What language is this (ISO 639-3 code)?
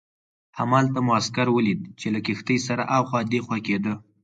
pus